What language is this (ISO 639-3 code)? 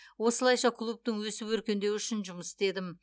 kaz